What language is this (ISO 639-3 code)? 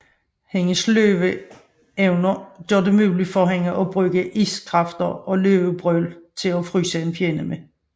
dan